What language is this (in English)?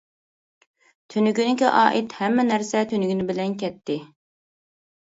Uyghur